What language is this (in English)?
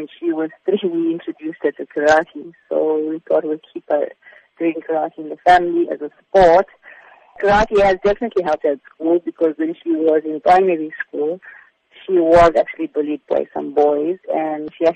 English